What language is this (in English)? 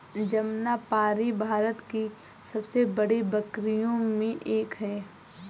Hindi